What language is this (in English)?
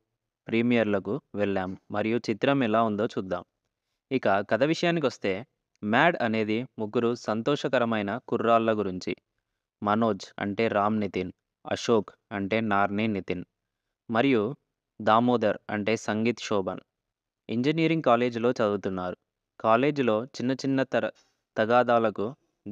Telugu